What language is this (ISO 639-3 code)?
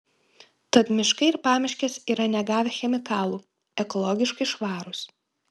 lit